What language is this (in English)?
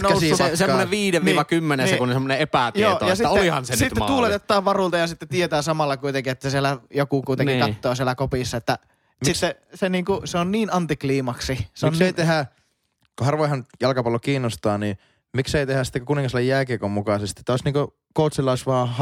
Finnish